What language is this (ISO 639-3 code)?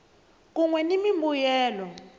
tso